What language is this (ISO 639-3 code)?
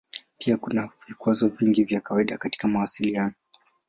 swa